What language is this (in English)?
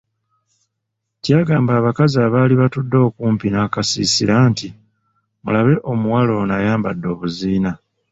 Ganda